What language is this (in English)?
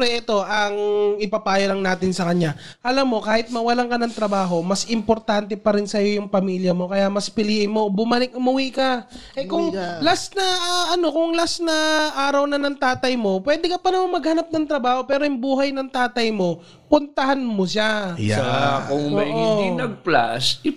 Filipino